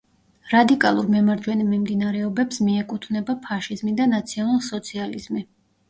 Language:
Georgian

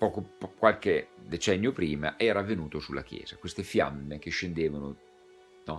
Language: Italian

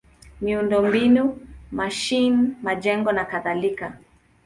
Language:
Swahili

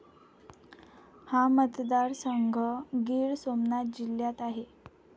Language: Marathi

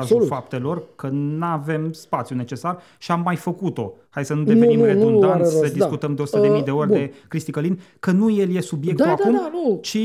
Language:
Romanian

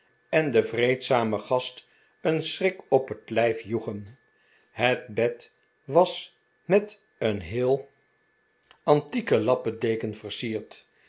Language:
Dutch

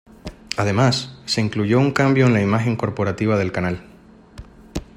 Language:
Spanish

